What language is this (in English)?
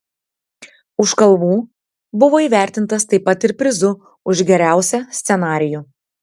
Lithuanian